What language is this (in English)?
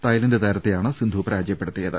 Malayalam